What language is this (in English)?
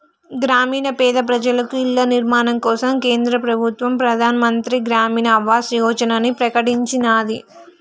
Telugu